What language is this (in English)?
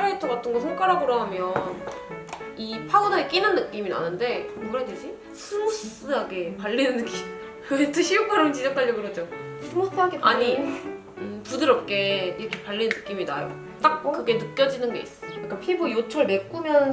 Korean